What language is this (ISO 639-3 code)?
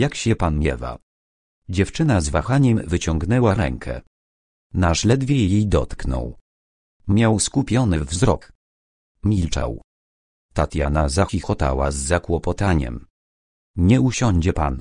pol